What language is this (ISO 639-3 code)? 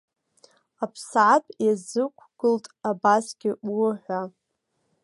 abk